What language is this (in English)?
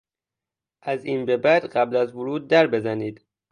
Persian